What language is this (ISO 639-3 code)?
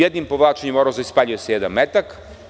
srp